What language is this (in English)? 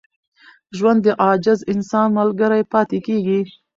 Pashto